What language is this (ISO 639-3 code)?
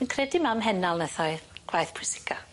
cym